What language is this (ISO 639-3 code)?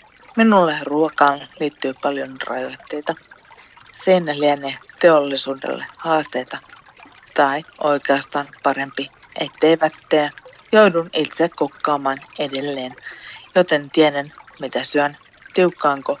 fin